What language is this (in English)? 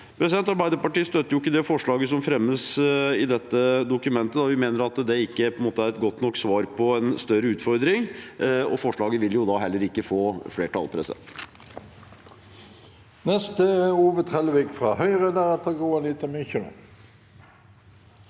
Norwegian